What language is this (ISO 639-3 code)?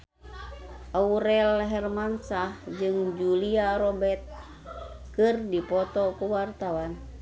sun